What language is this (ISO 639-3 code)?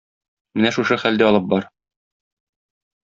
tat